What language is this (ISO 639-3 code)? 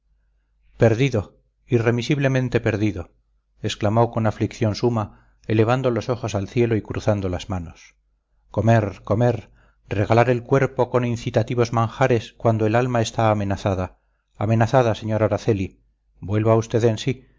spa